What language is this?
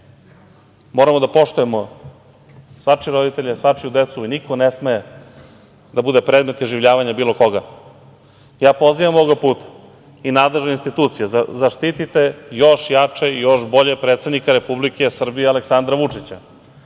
Serbian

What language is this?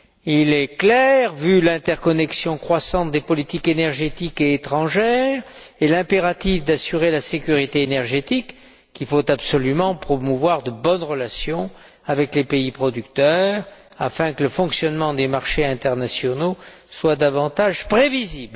French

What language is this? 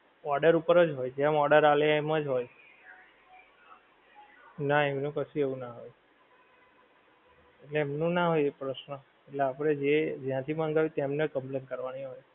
Gujarati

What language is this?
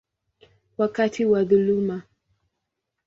Swahili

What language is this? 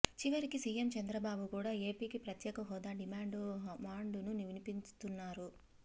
Telugu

